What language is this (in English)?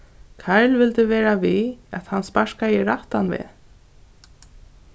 Faroese